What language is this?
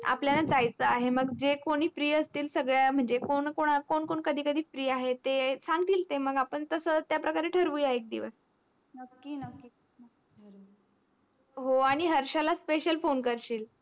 Marathi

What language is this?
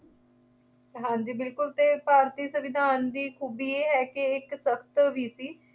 Punjabi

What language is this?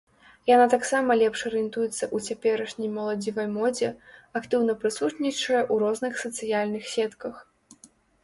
Belarusian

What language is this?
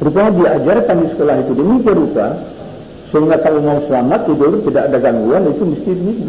Indonesian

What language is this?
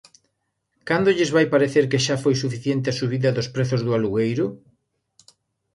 Galician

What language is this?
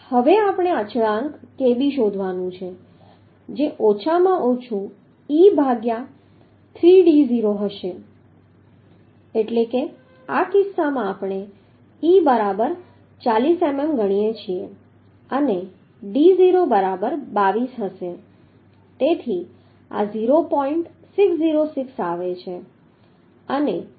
Gujarati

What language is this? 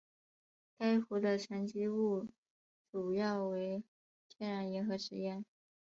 Chinese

